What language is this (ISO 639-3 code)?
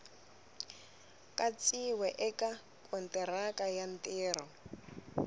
tso